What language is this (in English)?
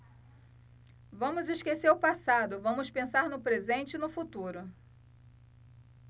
Portuguese